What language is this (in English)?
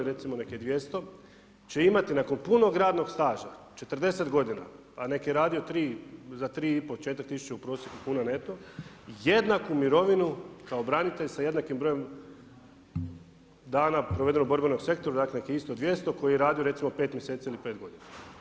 Croatian